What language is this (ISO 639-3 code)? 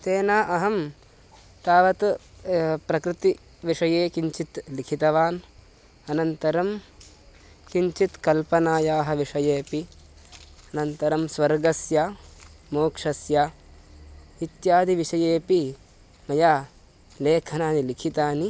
san